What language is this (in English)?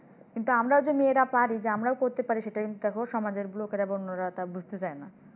Bangla